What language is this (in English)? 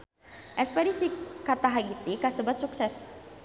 Sundanese